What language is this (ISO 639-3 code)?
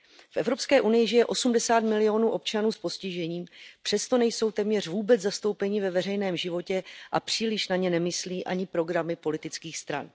ces